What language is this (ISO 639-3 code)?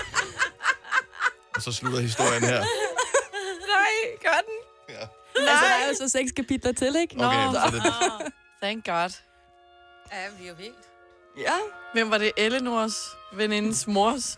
dan